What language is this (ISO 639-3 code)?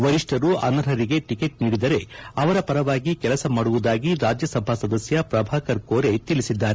kan